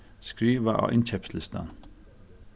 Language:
Faroese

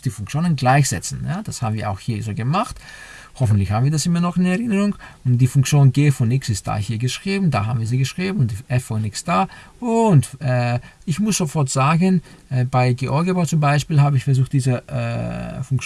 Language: German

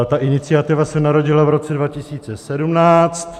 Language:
Czech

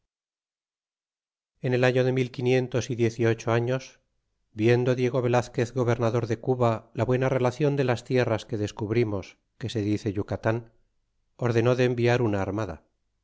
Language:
Spanish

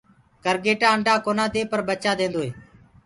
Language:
Gurgula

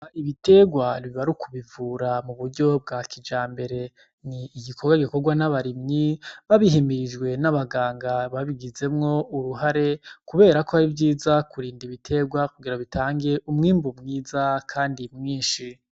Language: Rundi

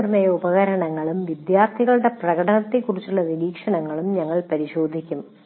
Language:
Malayalam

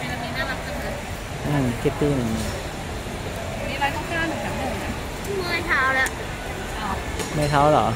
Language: Thai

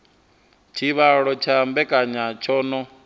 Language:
Venda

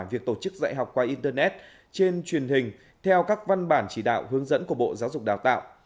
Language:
Vietnamese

